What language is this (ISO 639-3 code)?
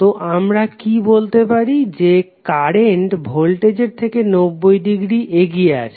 ben